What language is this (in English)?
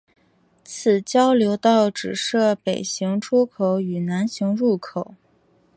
Chinese